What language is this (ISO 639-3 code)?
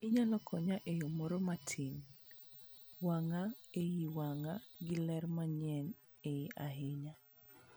luo